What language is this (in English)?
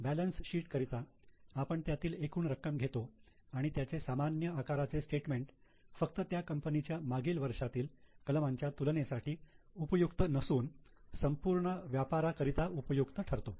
Marathi